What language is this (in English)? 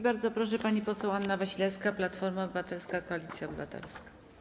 Polish